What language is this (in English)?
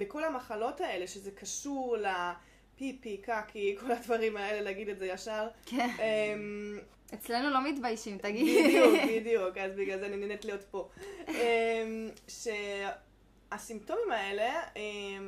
Hebrew